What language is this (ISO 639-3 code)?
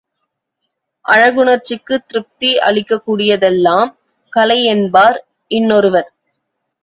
tam